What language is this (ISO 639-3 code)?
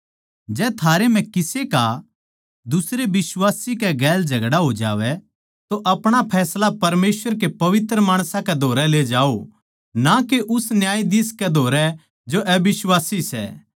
bgc